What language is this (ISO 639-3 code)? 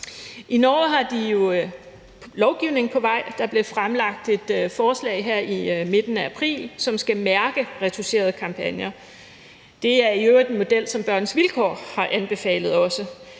dan